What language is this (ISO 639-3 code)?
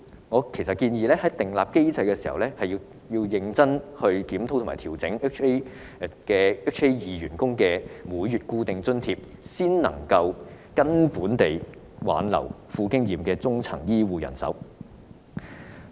yue